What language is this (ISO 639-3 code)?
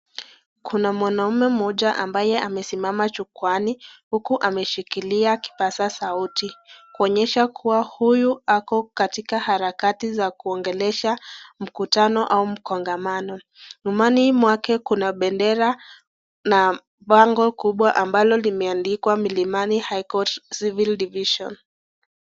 swa